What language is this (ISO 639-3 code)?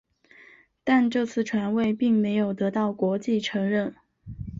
zho